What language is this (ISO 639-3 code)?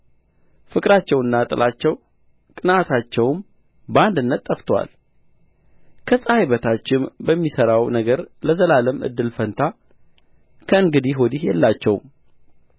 amh